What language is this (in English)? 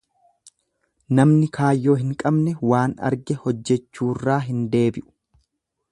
Oromo